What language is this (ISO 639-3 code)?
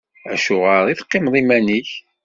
kab